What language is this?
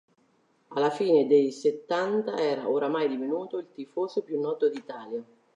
Italian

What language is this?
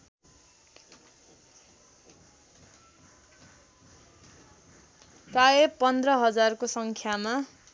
Nepali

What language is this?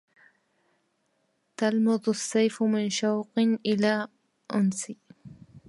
Arabic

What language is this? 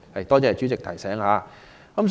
Cantonese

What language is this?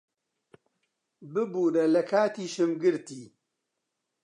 Central Kurdish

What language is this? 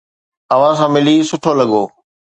Sindhi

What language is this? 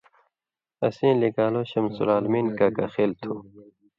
Indus Kohistani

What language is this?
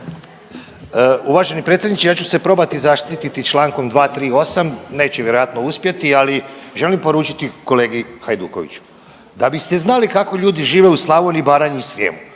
Croatian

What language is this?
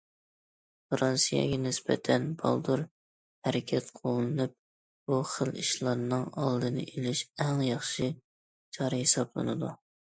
Uyghur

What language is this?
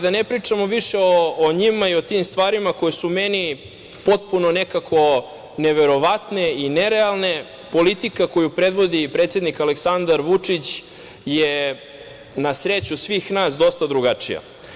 Serbian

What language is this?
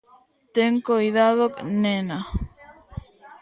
Galician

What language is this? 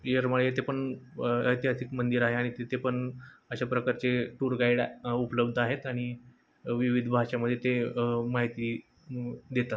Marathi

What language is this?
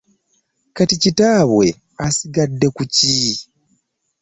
Ganda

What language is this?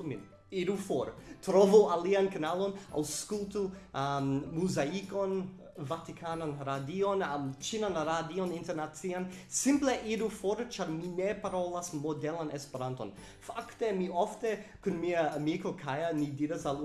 Italian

